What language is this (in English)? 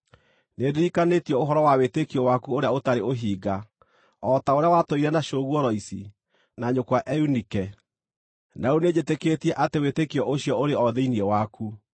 Kikuyu